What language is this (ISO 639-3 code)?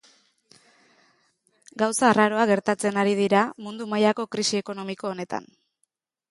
eus